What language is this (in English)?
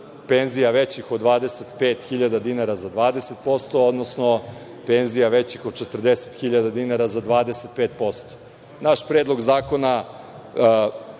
Serbian